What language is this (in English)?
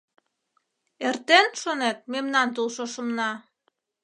Mari